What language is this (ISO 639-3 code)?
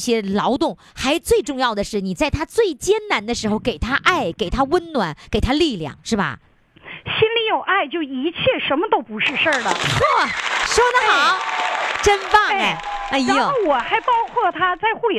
zho